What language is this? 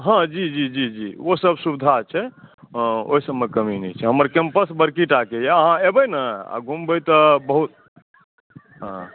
Maithili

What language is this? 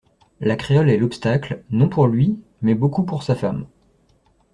French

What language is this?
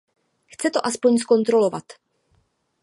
Czech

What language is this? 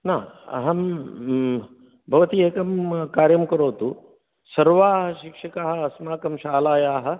Sanskrit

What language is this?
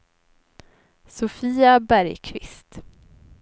Swedish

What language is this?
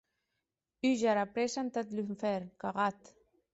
Occitan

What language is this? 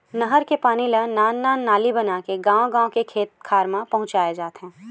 Chhattisgarhi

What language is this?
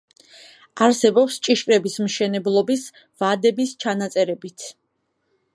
Georgian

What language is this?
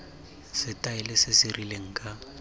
Tswana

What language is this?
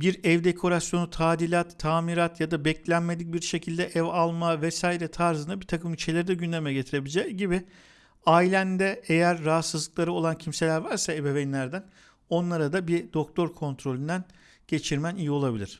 Turkish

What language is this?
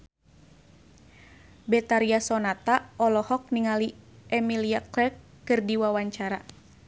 Sundanese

